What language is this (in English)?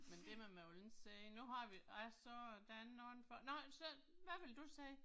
Danish